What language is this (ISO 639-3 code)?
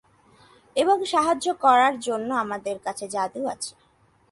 ben